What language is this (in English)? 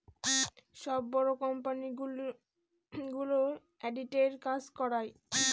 Bangla